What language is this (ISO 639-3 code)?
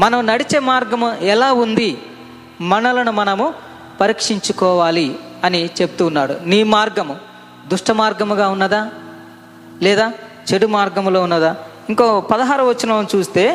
tel